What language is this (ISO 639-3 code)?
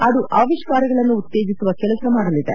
kan